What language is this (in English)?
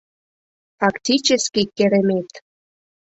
Mari